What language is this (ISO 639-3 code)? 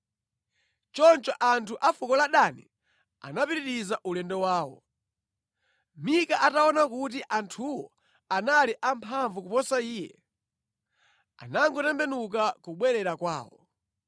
nya